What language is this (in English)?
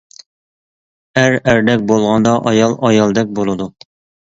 Uyghur